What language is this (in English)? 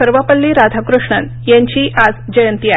Marathi